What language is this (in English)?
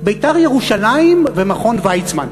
Hebrew